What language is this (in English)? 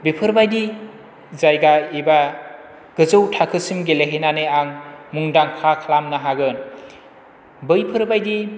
Bodo